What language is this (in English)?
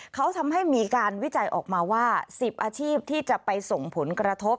Thai